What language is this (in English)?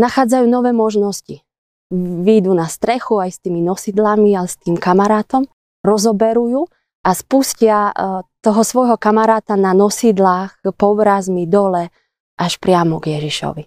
Slovak